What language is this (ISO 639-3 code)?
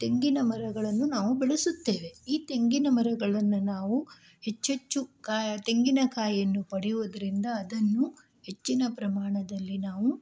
kan